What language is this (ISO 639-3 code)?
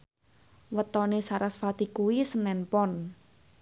jav